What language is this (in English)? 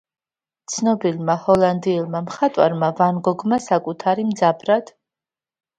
Georgian